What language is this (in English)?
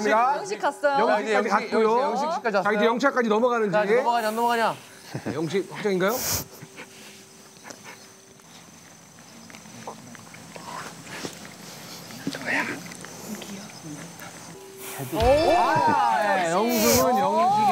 Korean